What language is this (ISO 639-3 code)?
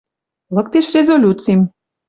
mrj